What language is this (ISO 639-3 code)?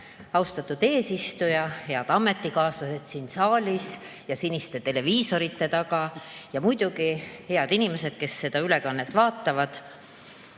est